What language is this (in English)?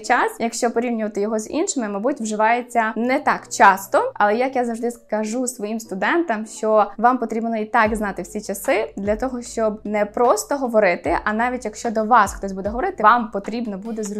Ukrainian